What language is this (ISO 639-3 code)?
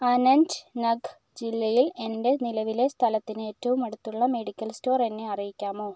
mal